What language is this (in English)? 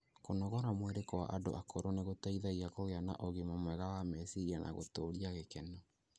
Kikuyu